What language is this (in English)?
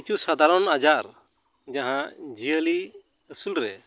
Santali